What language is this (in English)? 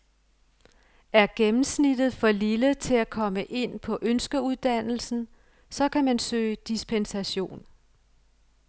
Danish